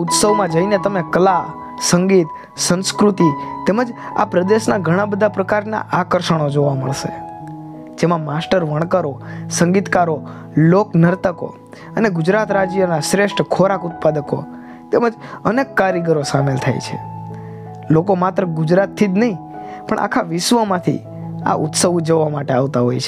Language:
Hindi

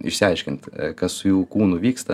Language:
Lithuanian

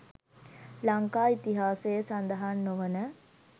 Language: Sinhala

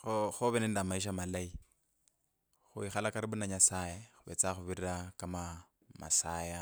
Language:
Kabras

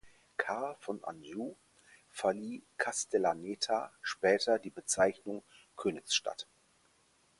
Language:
German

